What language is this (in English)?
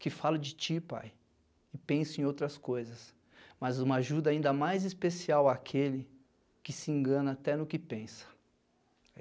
Portuguese